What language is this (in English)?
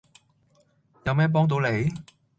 Cantonese